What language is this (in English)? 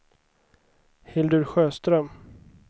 Swedish